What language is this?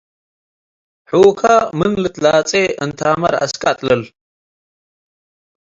Tigre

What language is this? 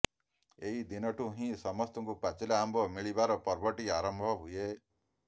Odia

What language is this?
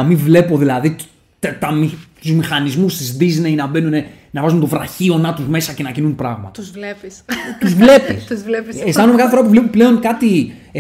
Greek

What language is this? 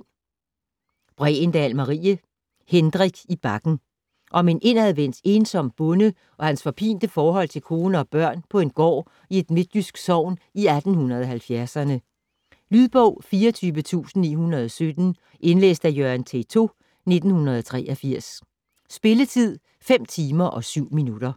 Danish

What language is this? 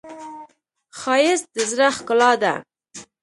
Pashto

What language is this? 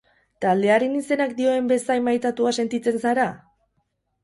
Basque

